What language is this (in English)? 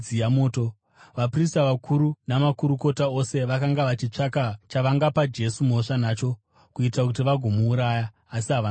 Shona